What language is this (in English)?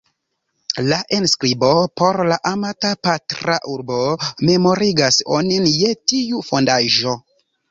Esperanto